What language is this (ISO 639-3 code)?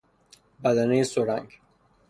fas